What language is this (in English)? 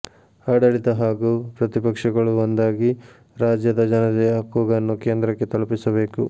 Kannada